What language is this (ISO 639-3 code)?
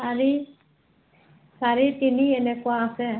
asm